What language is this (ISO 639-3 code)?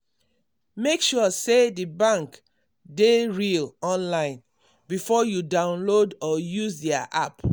pcm